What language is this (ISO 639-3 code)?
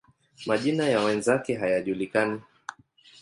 swa